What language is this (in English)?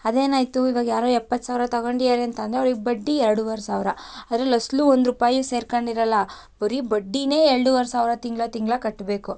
Kannada